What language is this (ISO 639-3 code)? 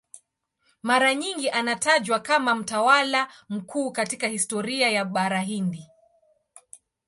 swa